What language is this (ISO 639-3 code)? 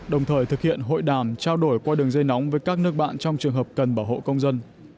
vie